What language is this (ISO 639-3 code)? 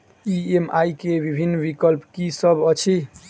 mai